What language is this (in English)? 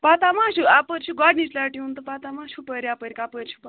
Kashmiri